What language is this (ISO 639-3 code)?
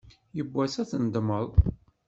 kab